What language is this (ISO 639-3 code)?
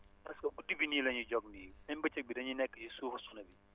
wol